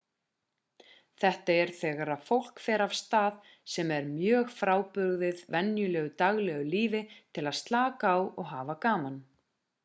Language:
Icelandic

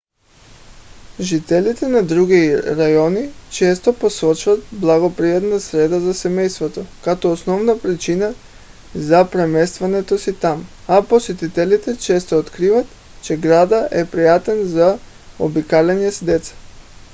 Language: Bulgarian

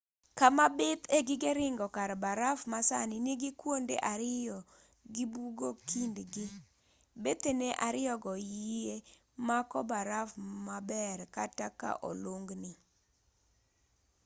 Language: Luo (Kenya and Tanzania)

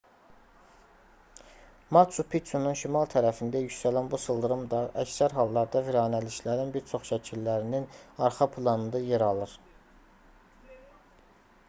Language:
Azerbaijani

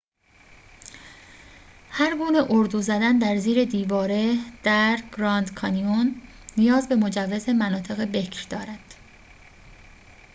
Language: Persian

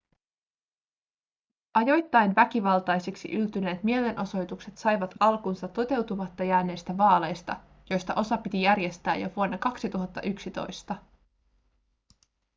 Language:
Finnish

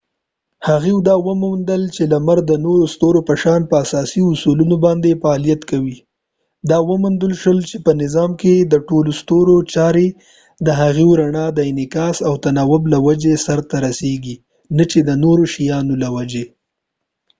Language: Pashto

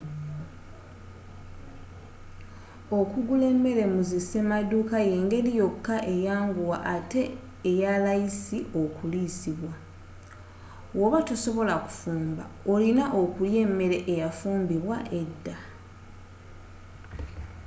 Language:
Ganda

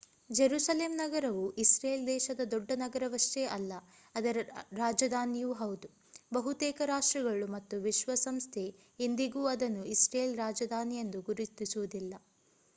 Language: Kannada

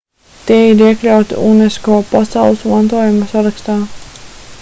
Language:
Latvian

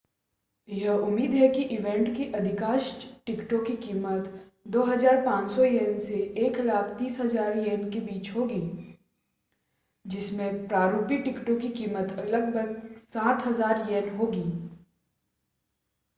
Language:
Hindi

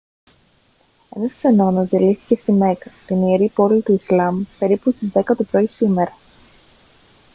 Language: Greek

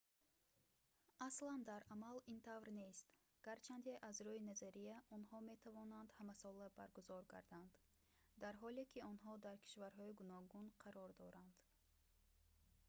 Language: Tajik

